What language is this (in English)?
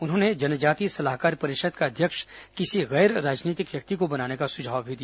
Hindi